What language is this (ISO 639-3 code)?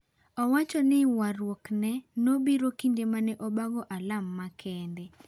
luo